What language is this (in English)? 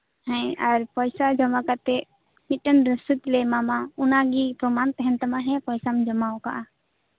Santali